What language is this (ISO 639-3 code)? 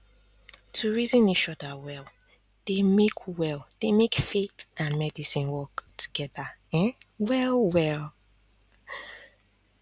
pcm